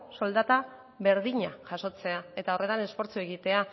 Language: Basque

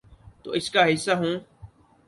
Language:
Urdu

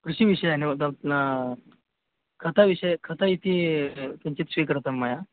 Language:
Sanskrit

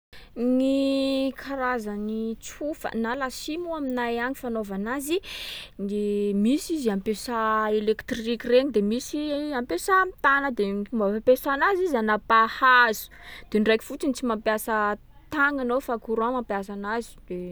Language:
Sakalava Malagasy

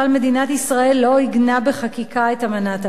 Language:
Hebrew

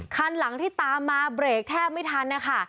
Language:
Thai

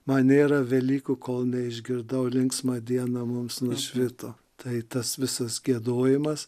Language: Lithuanian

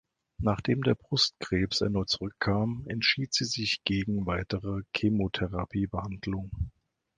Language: German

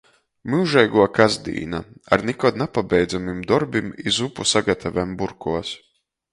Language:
Latgalian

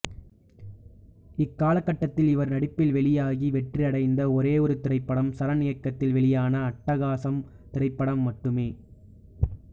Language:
Tamil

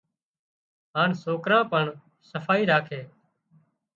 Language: Wadiyara Koli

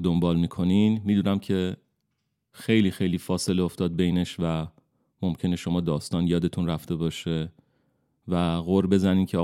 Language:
Persian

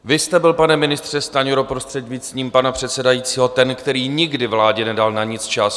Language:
Czech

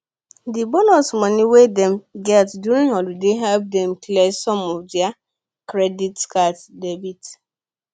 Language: Nigerian Pidgin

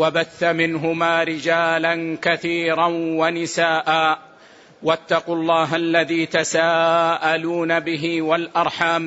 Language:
Arabic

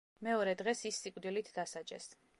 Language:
Georgian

